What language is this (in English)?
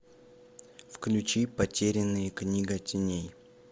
Russian